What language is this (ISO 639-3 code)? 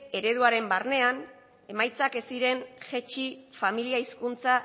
eus